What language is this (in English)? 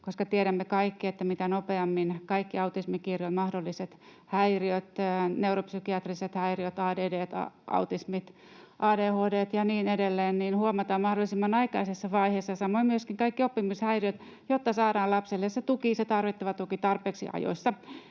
Finnish